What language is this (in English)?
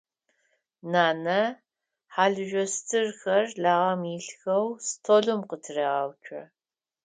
Adyghe